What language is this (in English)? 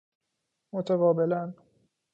Persian